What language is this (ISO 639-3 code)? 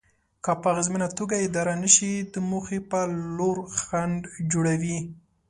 pus